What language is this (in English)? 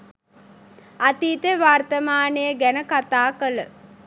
Sinhala